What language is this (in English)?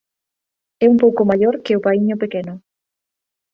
Galician